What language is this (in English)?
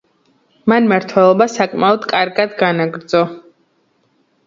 Georgian